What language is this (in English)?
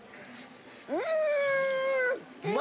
Japanese